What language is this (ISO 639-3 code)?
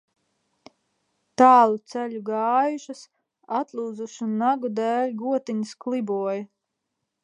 lav